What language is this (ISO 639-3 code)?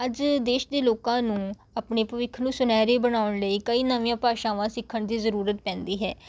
pan